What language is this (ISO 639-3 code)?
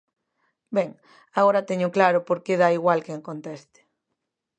glg